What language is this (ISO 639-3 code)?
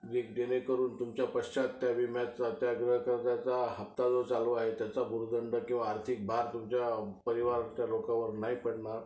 mar